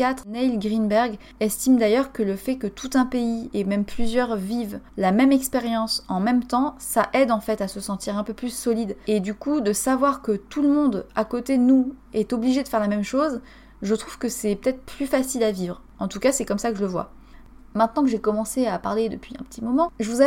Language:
French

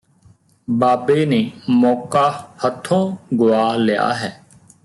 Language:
Punjabi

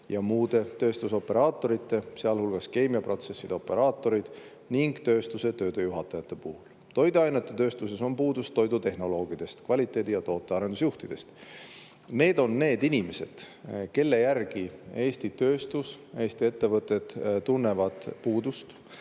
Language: Estonian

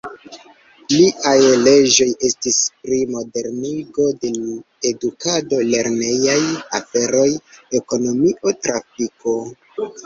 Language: Esperanto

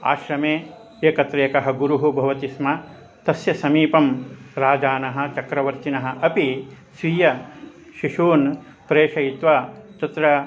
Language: Sanskrit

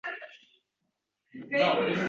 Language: Uzbek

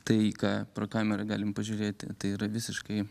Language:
Lithuanian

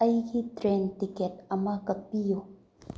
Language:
Manipuri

